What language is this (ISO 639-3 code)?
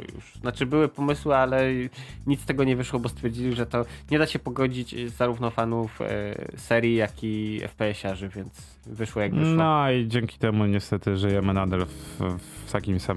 pol